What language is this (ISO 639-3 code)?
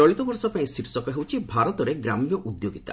ori